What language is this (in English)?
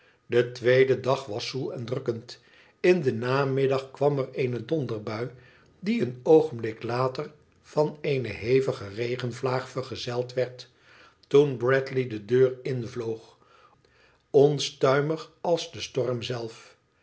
Dutch